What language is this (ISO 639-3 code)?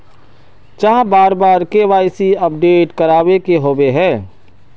mag